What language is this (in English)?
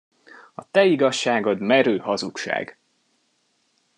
Hungarian